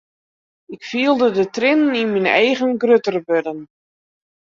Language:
Western Frisian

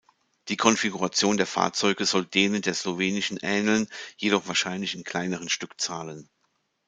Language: German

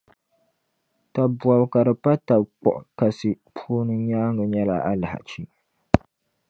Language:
Dagbani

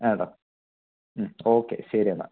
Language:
Malayalam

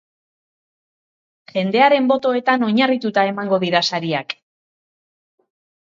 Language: Basque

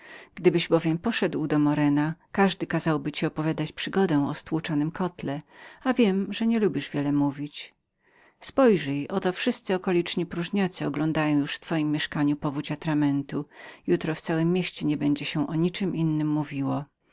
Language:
Polish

